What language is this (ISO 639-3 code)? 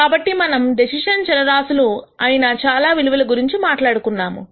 tel